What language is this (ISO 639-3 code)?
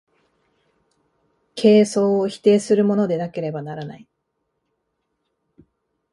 jpn